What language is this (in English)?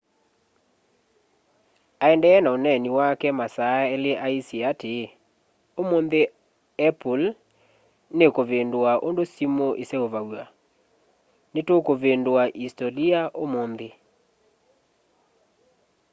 Kamba